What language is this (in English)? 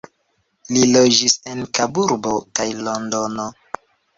Esperanto